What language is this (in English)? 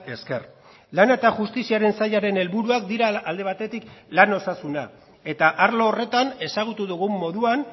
Basque